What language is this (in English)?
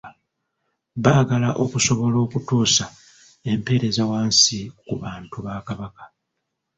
Ganda